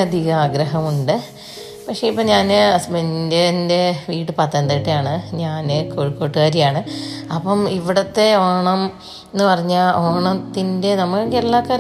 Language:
Malayalam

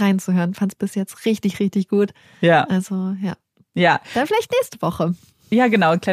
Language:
German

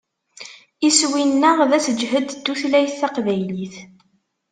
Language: Kabyle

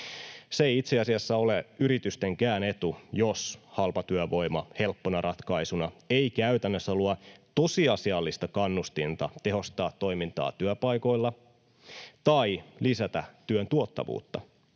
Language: Finnish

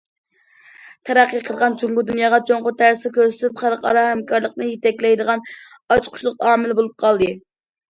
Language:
Uyghur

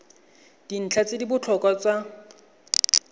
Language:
Tswana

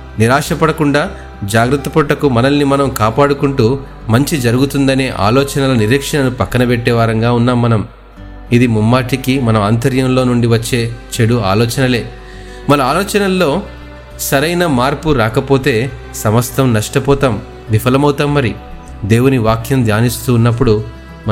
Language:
Telugu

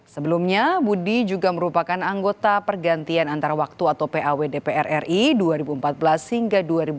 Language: Indonesian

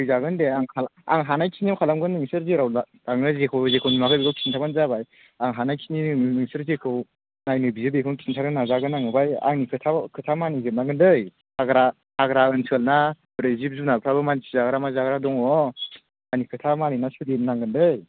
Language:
Bodo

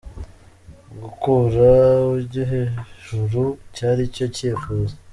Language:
Kinyarwanda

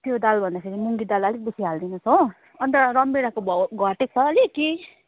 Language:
Nepali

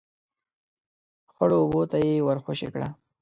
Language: Pashto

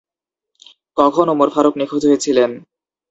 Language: Bangla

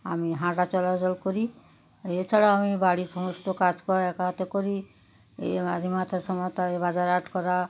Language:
Bangla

